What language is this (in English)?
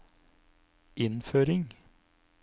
Norwegian